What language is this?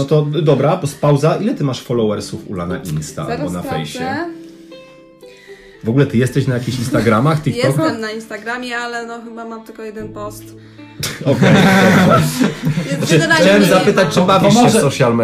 Polish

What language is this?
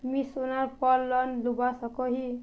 Magahi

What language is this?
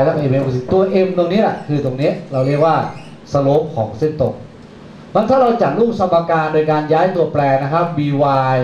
Thai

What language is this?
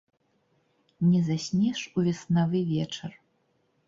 Belarusian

